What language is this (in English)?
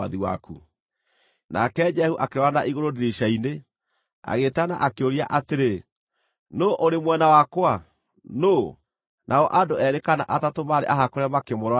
Kikuyu